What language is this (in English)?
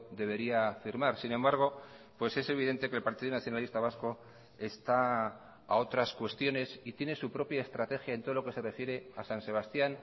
Spanish